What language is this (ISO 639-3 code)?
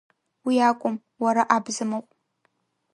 abk